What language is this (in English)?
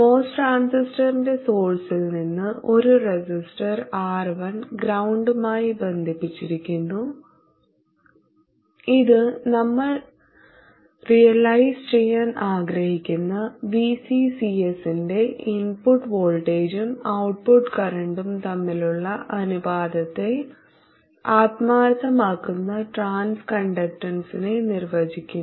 Malayalam